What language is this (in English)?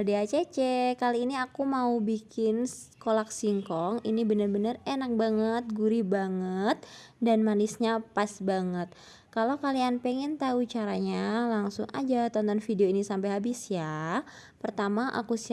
Indonesian